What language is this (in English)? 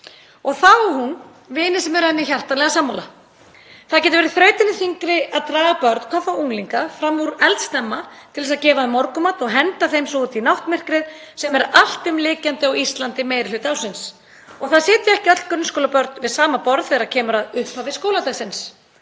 Icelandic